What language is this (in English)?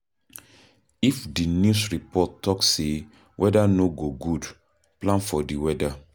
Nigerian Pidgin